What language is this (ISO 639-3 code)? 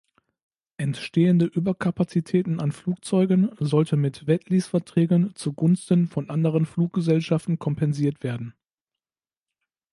deu